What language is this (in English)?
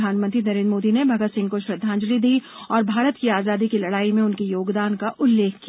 Hindi